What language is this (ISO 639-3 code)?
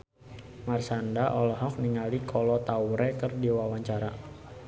sun